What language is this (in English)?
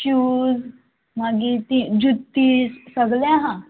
Konkani